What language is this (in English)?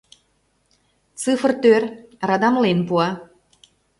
Mari